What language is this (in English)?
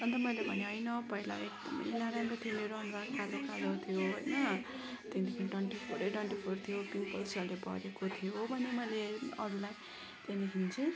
Nepali